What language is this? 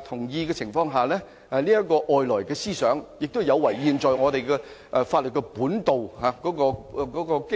Cantonese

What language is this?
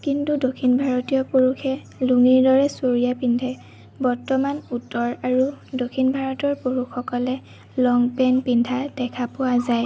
Assamese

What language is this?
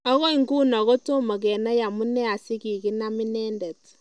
Kalenjin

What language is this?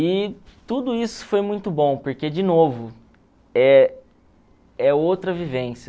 Portuguese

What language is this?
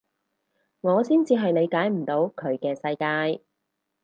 Cantonese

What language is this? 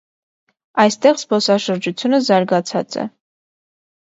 Armenian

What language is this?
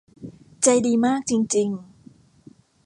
Thai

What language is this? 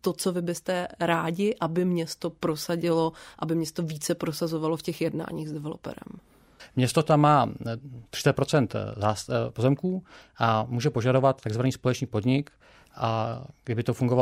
Czech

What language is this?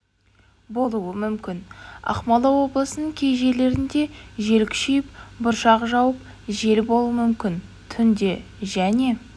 Kazakh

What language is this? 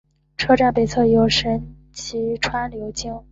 Chinese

